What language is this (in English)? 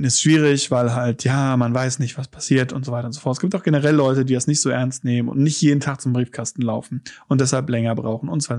German